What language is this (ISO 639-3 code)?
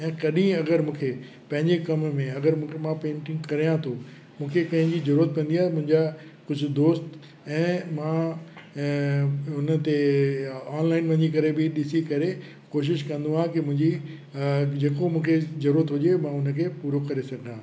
snd